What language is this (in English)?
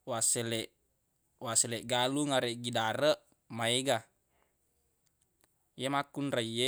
Buginese